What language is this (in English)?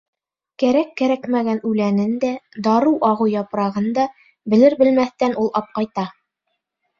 Bashkir